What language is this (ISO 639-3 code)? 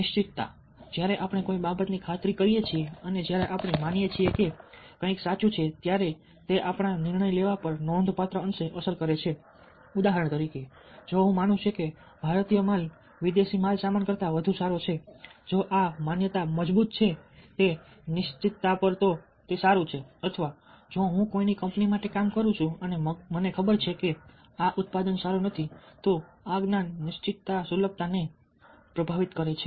guj